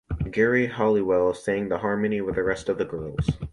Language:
English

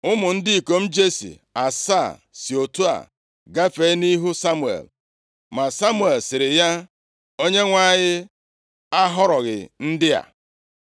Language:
Igbo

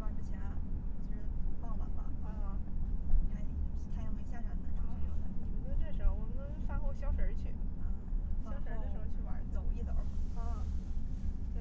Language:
Chinese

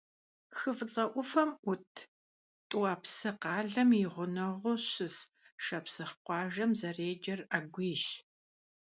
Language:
Kabardian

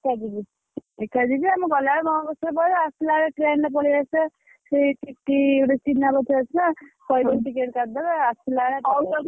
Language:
Odia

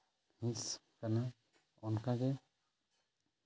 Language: Santali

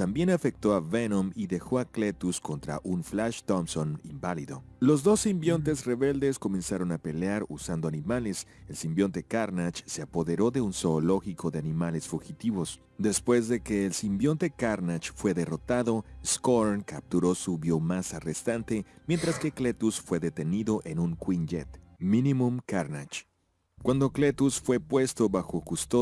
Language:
Spanish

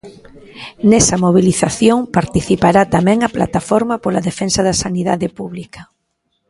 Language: Galician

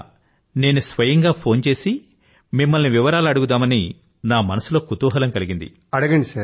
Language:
Telugu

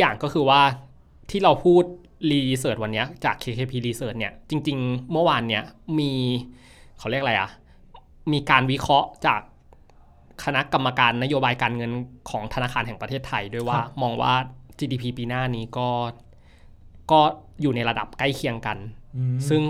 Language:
Thai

